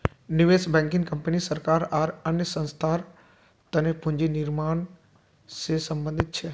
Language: Magahi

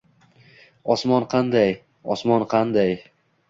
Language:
Uzbek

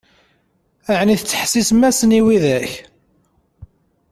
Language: Kabyle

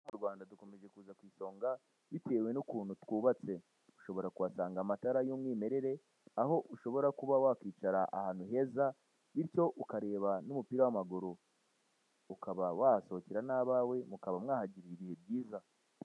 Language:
Kinyarwanda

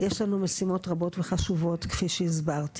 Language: Hebrew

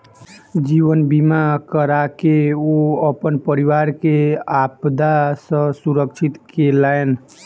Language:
Maithili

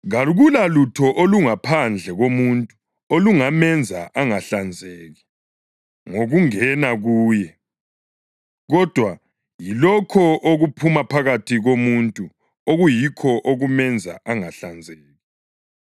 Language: North Ndebele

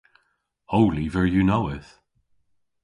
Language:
Cornish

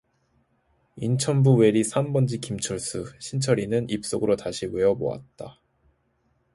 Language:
Korean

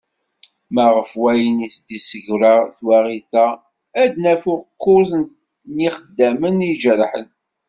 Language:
Kabyle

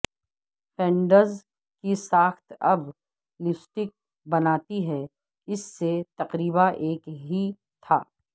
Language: Urdu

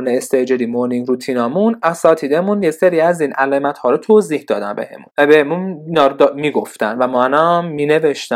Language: Persian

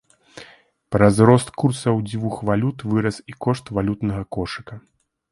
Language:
Belarusian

